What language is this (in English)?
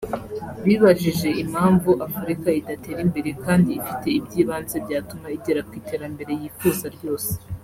Kinyarwanda